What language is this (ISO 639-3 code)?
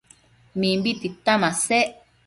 mcf